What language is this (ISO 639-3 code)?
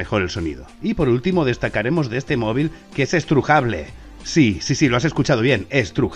spa